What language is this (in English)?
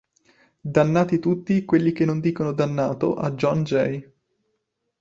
Italian